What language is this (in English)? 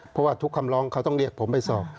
Thai